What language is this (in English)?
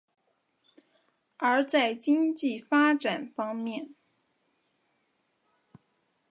Chinese